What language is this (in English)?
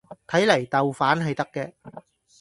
Cantonese